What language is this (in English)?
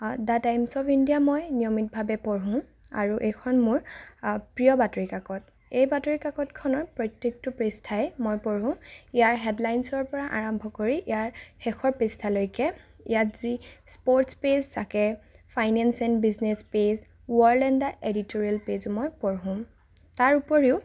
Assamese